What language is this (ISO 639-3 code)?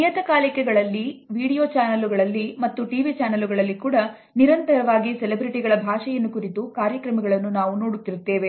kan